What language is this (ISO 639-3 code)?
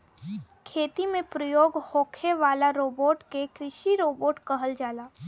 bho